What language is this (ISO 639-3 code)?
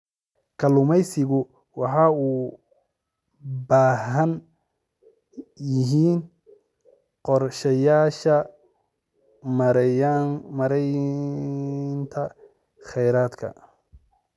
som